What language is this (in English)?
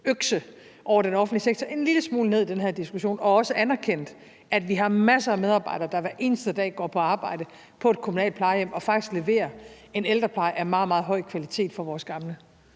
Danish